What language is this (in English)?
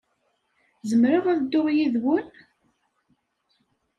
Kabyle